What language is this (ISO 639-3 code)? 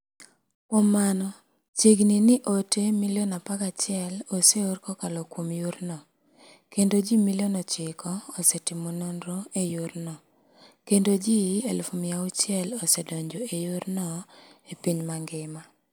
luo